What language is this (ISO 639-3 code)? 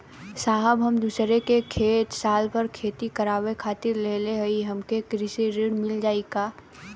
bho